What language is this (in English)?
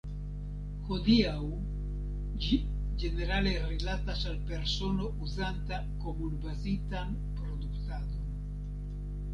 Esperanto